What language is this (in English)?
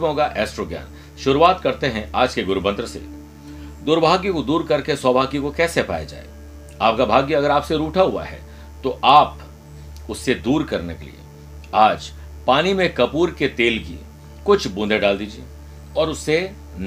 Hindi